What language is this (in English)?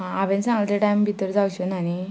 Konkani